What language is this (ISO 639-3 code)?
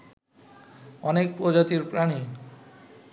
ben